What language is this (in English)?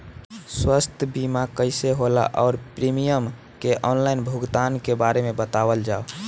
Bhojpuri